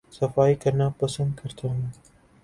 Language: Urdu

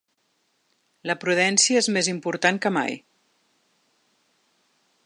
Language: Catalan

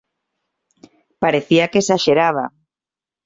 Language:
Galician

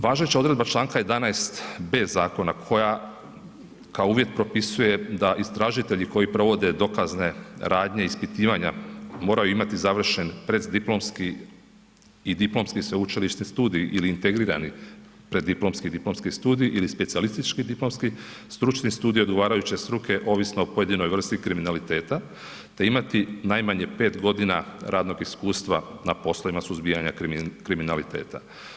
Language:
Croatian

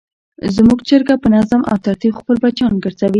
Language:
Pashto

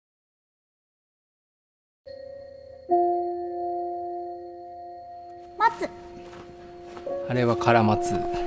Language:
Japanese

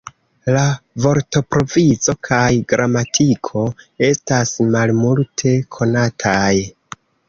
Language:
Esperanto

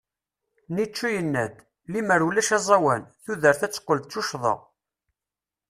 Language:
Kabyle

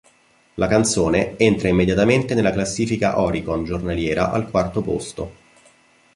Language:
Italian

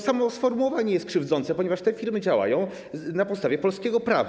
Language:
Polish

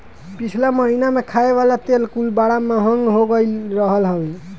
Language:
Bhojpuri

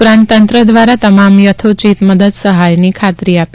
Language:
Gujarati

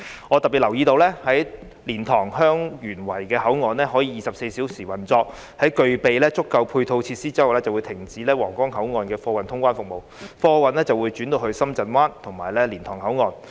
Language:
Cantonese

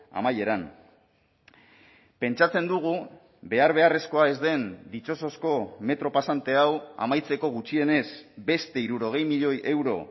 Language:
Basque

